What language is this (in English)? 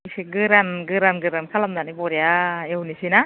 Bodo